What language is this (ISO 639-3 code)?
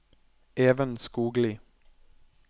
nor